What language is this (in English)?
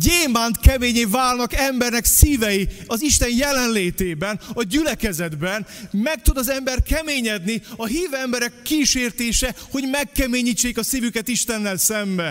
Hungarian